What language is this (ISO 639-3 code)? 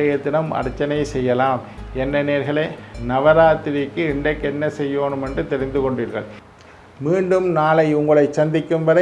ind